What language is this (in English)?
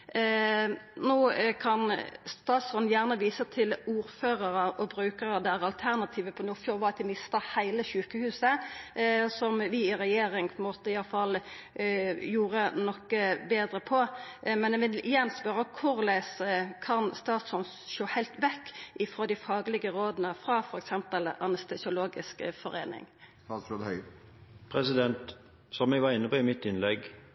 Norwegian